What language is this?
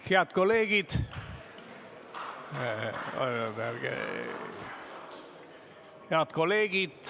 Estonian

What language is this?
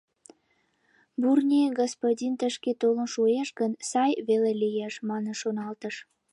Mari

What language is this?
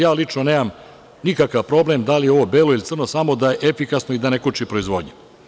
Serbian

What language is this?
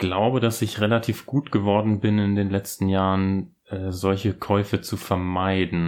German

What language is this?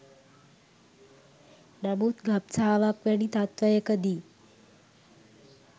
Sinhala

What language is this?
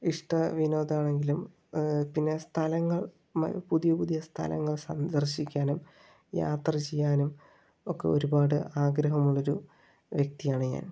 Malayalam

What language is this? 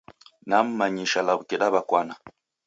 Taita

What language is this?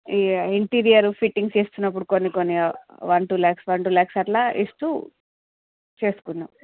Telugu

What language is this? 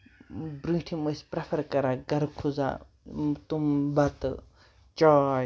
Kashmiri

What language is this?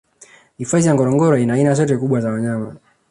Swahili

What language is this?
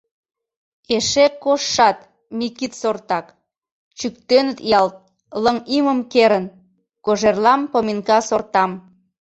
Mari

